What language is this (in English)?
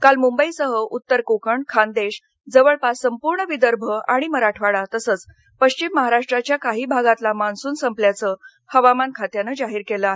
Marathi